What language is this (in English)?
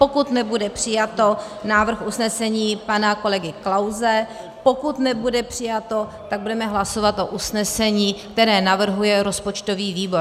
Czech